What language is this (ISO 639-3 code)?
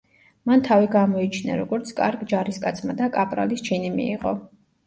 kat